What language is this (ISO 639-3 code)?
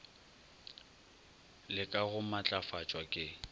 nso